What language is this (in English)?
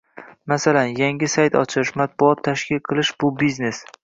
Uzbek